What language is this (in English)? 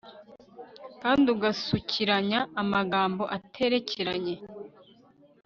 Kinyarwanda